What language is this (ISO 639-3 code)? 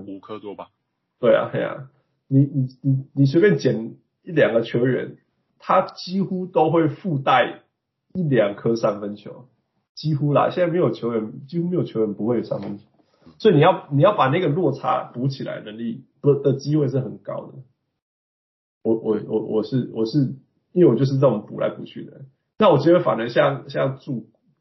zho